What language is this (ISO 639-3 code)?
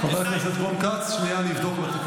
heb